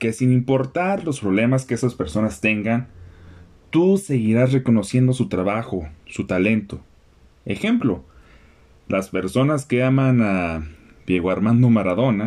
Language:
Spanish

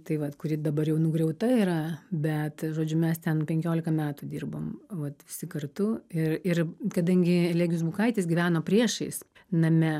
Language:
Lithuanian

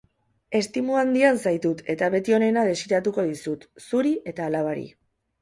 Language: Basque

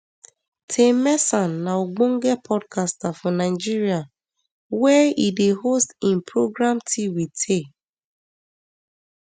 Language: Nigerian Pidgin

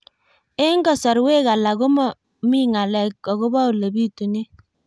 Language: Kalenjin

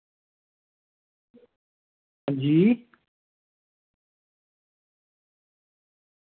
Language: Dogri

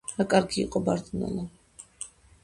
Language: Georgian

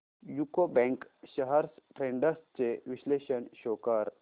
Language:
Marathi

